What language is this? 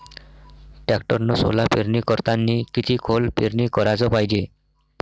Marathi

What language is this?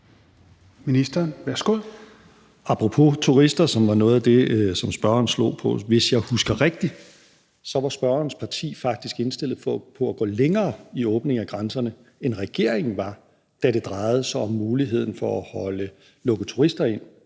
Danish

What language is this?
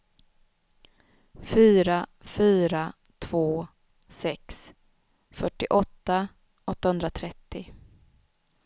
Swedish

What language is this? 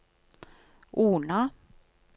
Norwegian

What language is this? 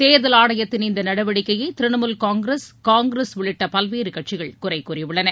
Tamil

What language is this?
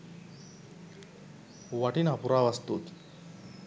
Sinhala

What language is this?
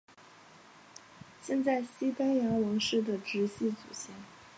Chinese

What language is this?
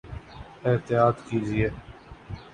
Urdu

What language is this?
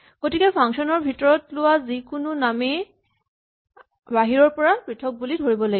Assamese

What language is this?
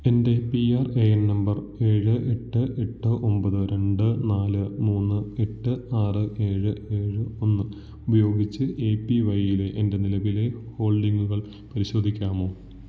Malayalam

